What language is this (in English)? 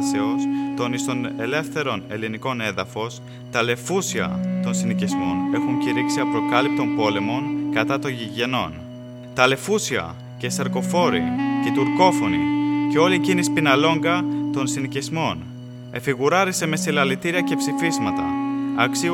Greek